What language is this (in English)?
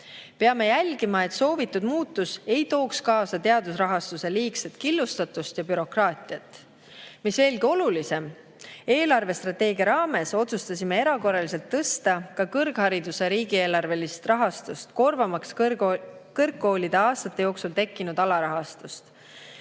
Estonian